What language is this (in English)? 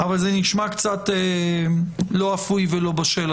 Hebrew